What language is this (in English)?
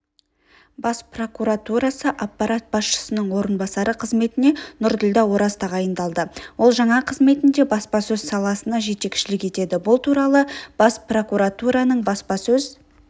Kazakh